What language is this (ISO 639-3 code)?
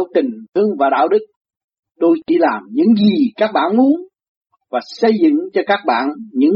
vie